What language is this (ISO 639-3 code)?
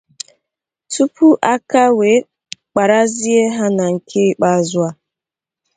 ibo